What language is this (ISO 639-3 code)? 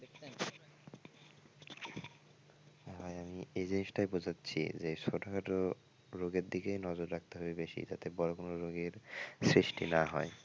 ben